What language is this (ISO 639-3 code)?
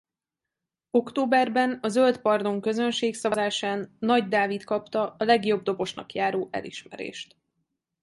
hun